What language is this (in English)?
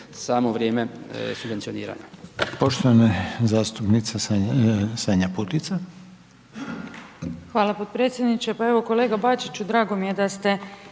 Croatian